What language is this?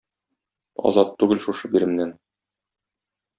Tatar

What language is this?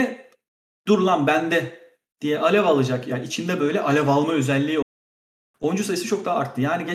Turkish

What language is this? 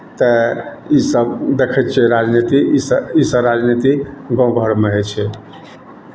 Maithili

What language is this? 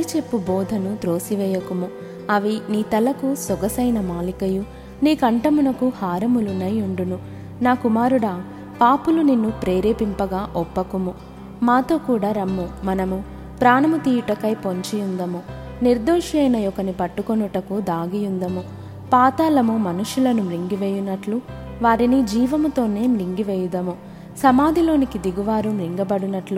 Telugu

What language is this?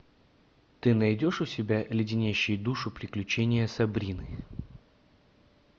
Russian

